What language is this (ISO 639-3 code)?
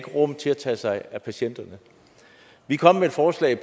dan